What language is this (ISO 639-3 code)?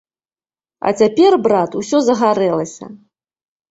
bel